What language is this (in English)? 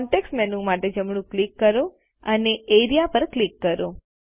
Gujarati